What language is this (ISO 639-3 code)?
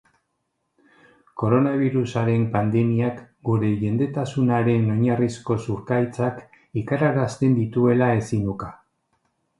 eus